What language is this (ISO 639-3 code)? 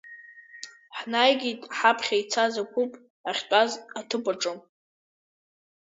abk